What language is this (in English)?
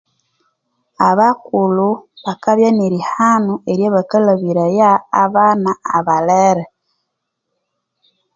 Konzo